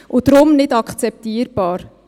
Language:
Swiss German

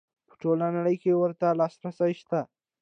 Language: Pashto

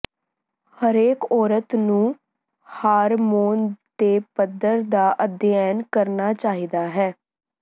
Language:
Punjabi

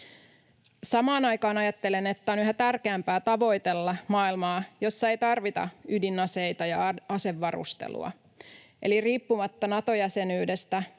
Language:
Finnish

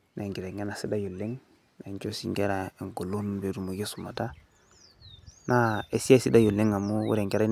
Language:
Masai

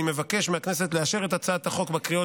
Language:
Hebrew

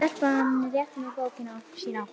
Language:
Icelandic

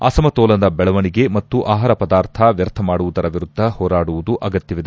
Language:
Kannada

